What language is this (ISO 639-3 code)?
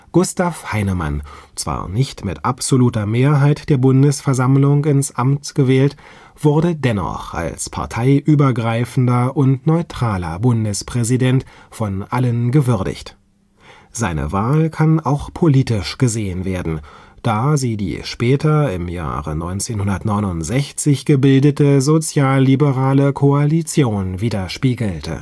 deu